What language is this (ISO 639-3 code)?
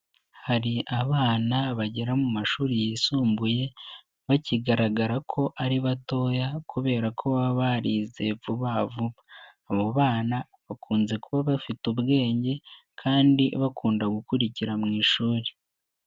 kin